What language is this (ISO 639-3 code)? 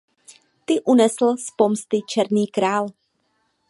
ces